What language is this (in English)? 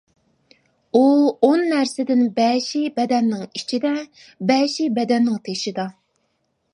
Uyghur